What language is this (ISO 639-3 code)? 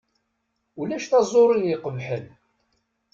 kab